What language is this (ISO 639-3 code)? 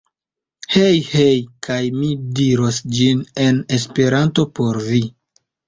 epo